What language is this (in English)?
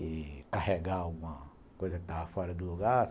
Portuguese